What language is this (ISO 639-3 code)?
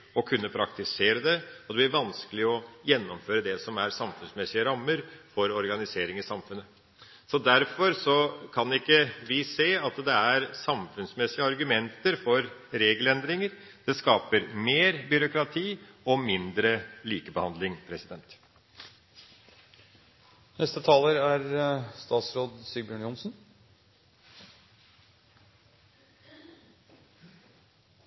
nob